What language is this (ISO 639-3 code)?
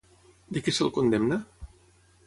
cat